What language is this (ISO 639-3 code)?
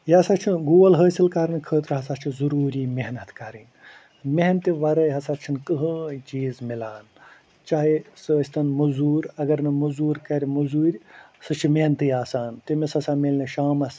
kas